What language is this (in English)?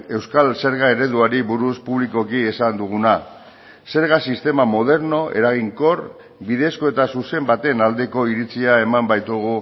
Basque